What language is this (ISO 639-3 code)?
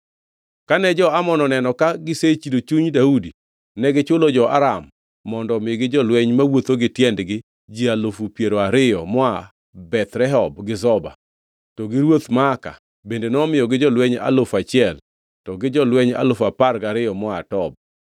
luo